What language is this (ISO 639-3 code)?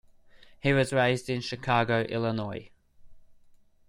eng